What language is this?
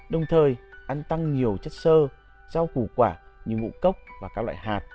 Vietnamese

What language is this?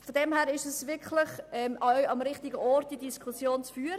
Swiss German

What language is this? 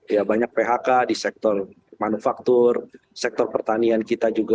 Indonesian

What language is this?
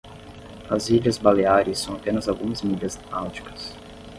Portuguese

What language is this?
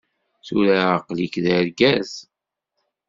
Kabyle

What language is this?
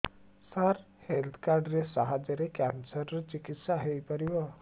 Odia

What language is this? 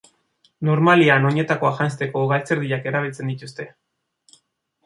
Basque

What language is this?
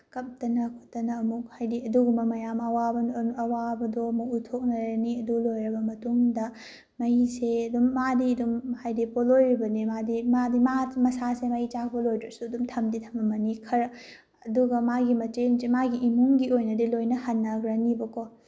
Manipuri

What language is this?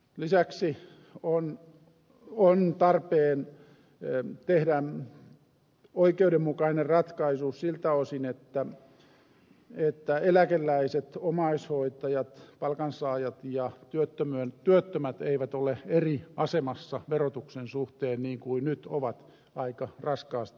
Finnish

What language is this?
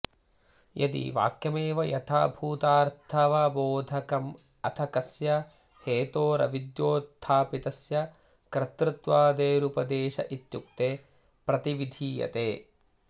Sanskrit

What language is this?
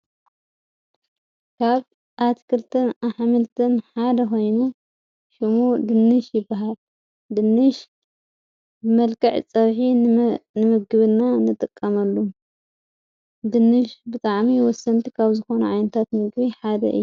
Tigrinya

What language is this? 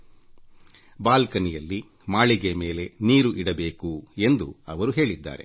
Kannada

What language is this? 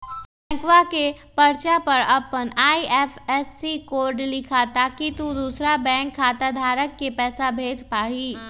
Magahi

